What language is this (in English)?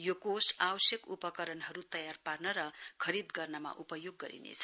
Nepali